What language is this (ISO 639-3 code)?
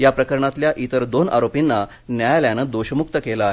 mar